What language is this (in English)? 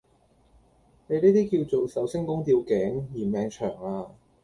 Cantonese